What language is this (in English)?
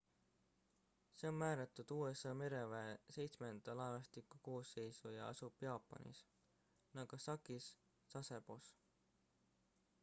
Estonian